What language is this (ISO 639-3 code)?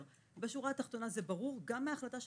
heb